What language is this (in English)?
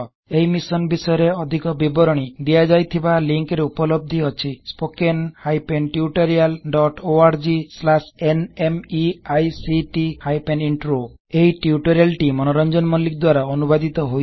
Odia